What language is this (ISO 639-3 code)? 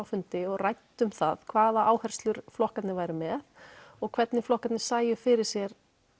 isl